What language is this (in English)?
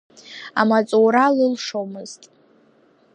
Abkhazian